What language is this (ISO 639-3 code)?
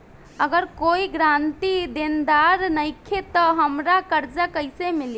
bho